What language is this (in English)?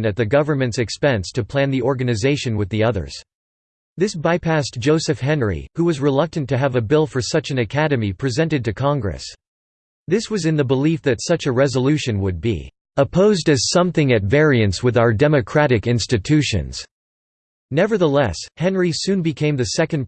English